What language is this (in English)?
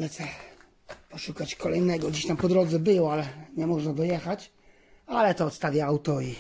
Polish